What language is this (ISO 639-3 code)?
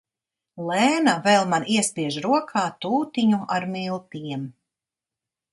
lav